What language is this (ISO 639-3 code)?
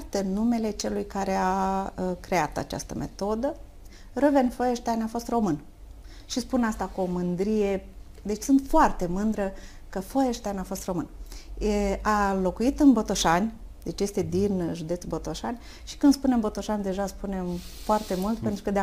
ron